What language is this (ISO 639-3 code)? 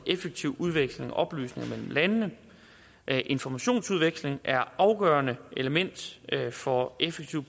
dan